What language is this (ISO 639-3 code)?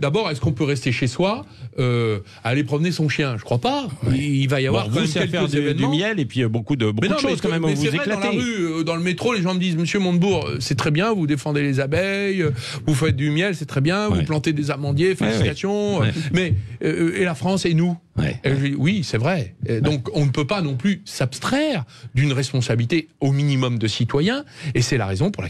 fra